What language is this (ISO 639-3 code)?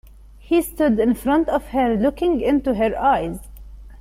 eng